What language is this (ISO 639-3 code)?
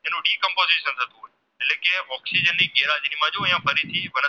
guj